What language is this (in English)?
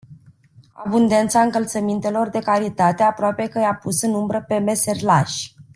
Romanian